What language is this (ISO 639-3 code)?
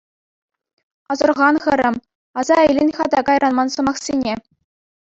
chv